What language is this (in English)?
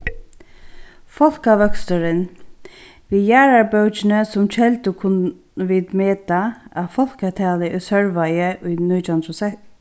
Faroese